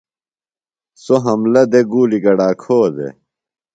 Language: Phalura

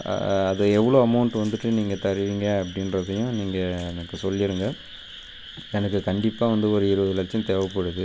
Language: Tamil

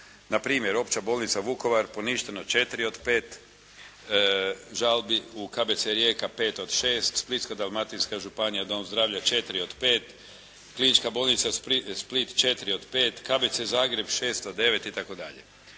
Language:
Croatian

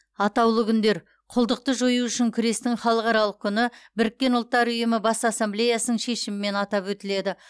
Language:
Kazakh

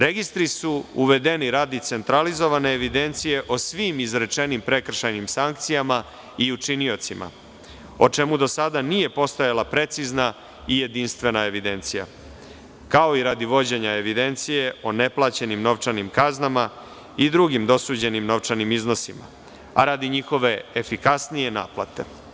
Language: Serbian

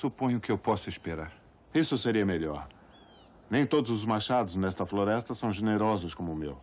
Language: Portuguese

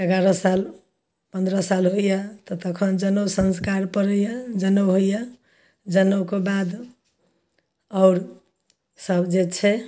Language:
Maithili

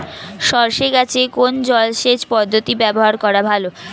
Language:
Bangla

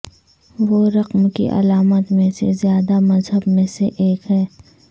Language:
Urdu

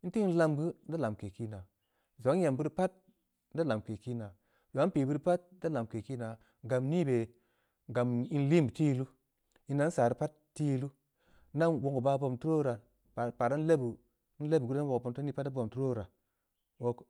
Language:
Samba Leko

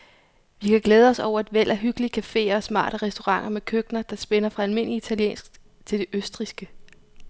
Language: Danish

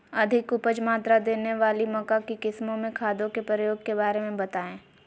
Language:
Magahi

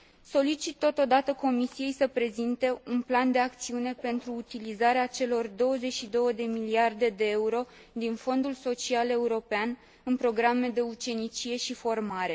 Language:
Romanian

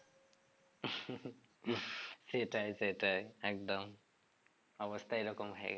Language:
Bangla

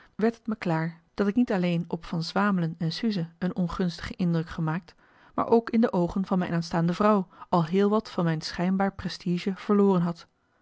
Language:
Dutch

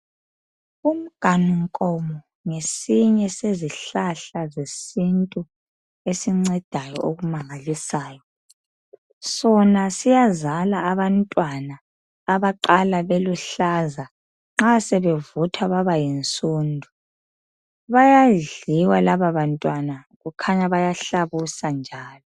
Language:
North Ndebele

